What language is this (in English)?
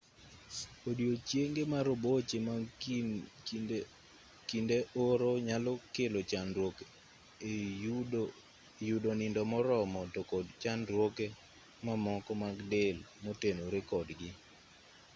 Luo (Kenya and Tanzania)